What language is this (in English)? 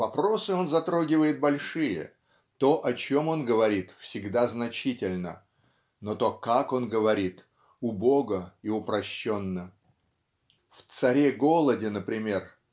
Russian